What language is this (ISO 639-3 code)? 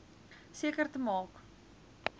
afr